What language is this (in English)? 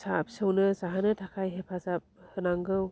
Bodo